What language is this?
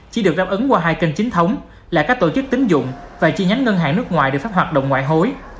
Vietnamese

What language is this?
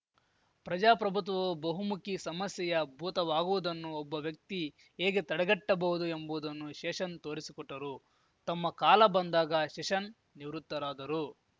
Kannada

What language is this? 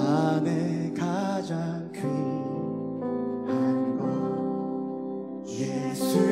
Korean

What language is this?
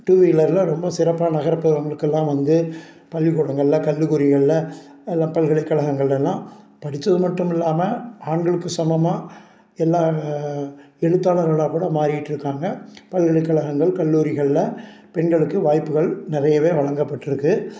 Tamil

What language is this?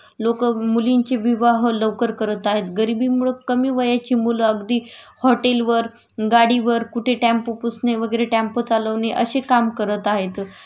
Marathi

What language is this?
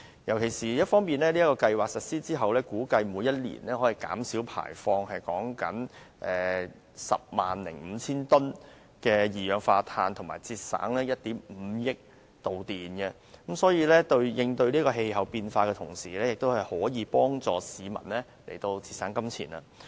Cantonese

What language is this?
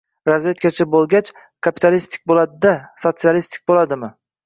Uzbek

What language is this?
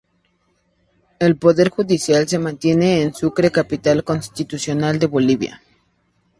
Spanish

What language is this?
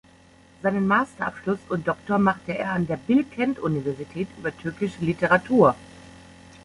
German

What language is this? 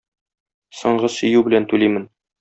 Tatar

